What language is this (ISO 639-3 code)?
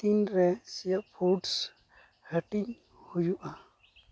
sat